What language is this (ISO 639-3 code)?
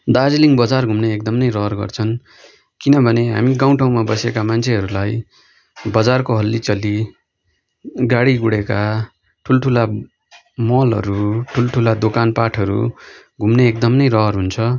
nep